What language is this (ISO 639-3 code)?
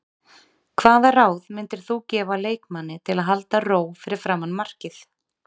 isl